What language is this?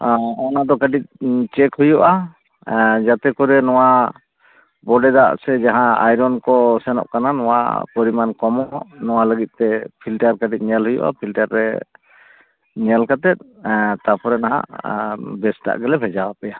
Santali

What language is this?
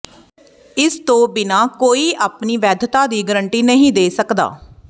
Punjabi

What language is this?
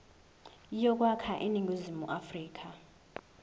Zulu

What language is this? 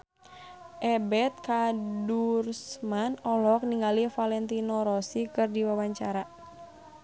Sundanese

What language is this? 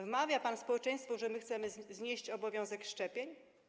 Polish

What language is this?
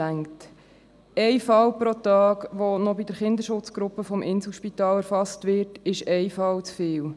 Swiss German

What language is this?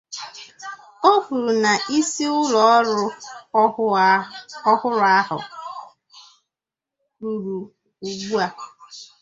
Igbo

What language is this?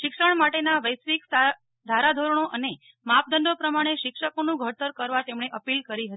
Gujarati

